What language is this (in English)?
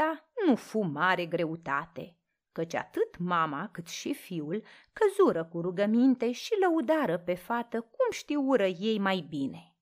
Romanian